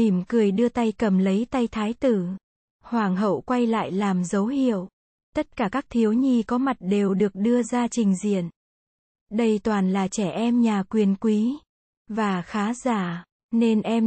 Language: Vietnamese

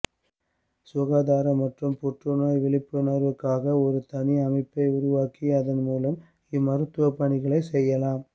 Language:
Tamil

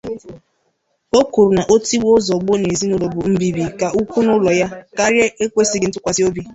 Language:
Igbo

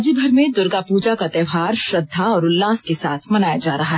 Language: Hindi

